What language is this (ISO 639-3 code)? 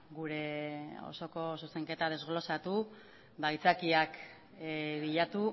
eus